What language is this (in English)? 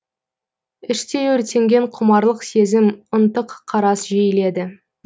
Kazakh